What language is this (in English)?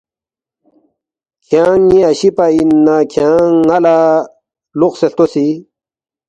Balti